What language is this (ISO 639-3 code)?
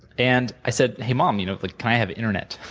eng